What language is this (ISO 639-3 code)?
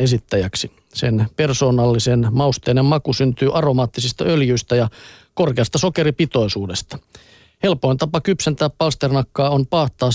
fin